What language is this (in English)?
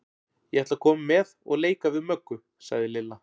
Icelandic